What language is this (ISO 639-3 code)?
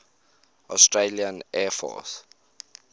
eng